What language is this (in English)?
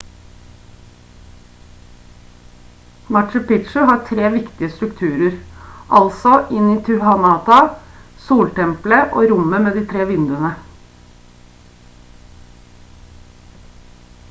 Norwegian Bokmål